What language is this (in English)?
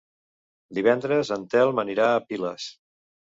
Catalan